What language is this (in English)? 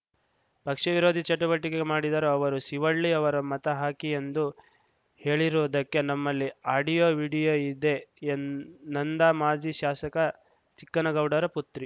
Kannada